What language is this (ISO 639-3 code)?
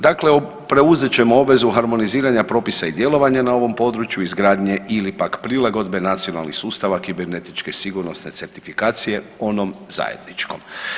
hrv